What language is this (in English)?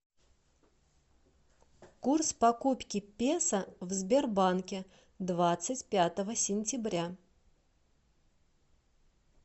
Russian